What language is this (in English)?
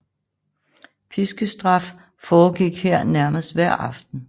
Danish